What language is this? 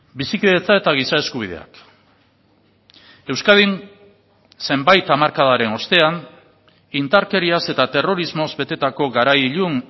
Basque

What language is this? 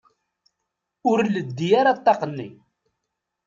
Kabyle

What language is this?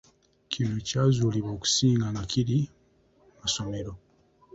Ganda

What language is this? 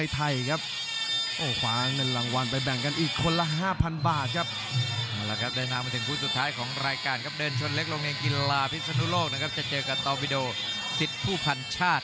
Thai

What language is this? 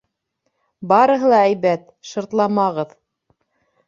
Bashkir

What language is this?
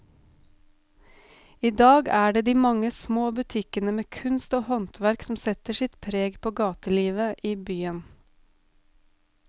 Norwegian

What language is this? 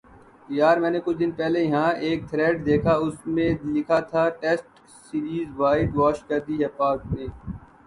Urdu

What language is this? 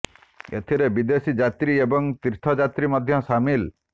Odia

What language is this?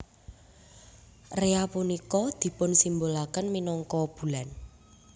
Javanese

